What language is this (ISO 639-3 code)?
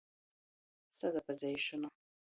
ltg